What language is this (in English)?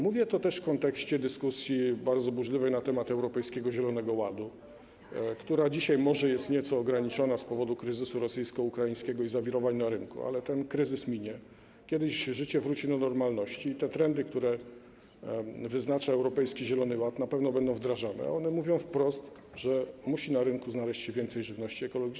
Polish